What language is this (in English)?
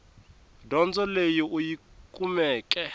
Tsonga